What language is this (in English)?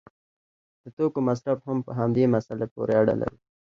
Pashto